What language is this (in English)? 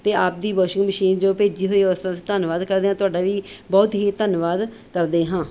Punjabi